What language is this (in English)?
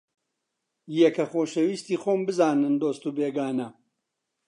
Central Kurdish